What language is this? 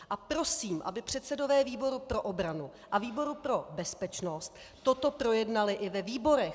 Czech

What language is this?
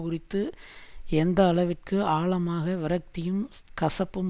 Tamil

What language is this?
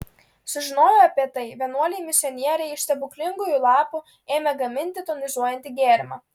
Lithuanian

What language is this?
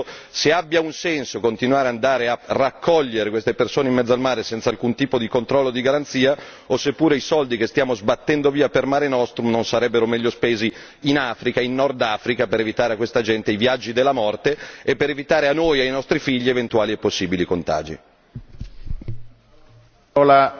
Italian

